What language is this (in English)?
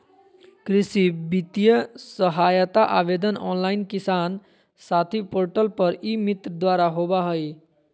Magahi